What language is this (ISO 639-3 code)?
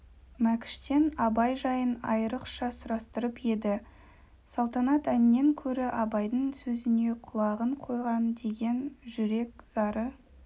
kaz